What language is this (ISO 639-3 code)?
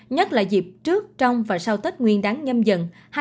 vie